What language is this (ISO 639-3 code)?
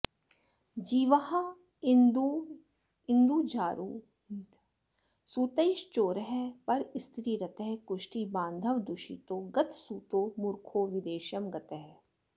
san